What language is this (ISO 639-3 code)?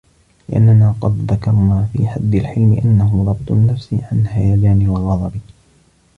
ara